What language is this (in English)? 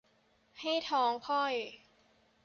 Thai